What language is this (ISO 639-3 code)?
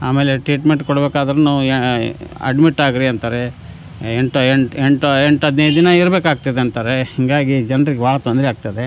kan